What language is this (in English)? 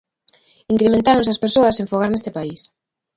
Galician